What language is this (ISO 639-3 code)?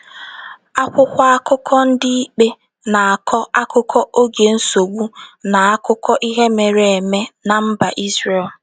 ibo